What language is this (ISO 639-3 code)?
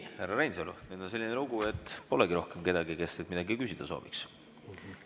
est